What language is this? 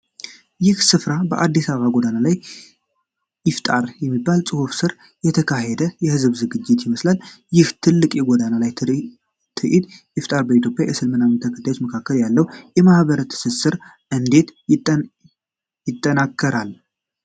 Amharic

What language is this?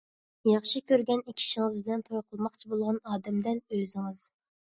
Uyghur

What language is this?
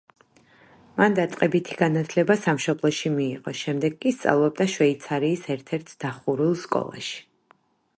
Georgian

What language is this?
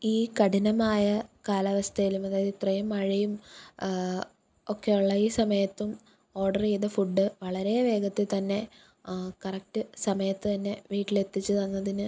Malayalam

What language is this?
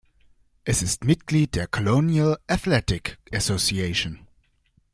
German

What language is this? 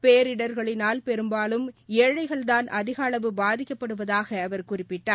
Tamil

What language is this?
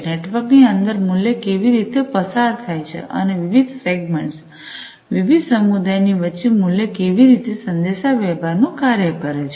Gujarati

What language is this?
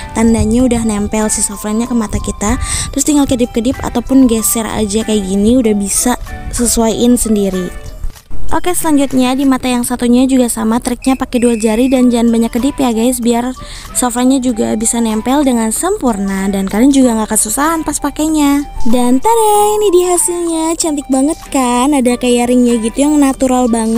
Indonesian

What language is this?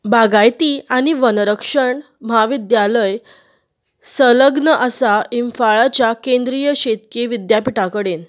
Konkani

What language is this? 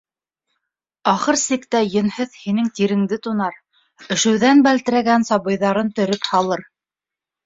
Bashkir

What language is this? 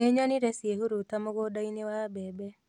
Kikuyu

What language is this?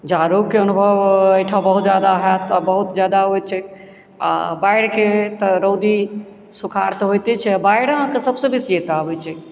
Maithili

